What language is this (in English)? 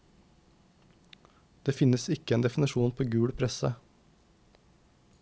Norwegian